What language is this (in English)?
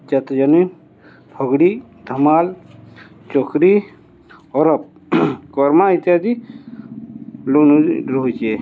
Odia